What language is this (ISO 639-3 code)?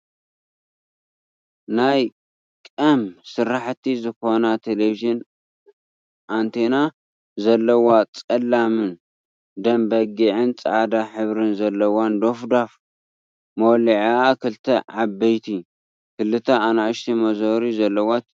tir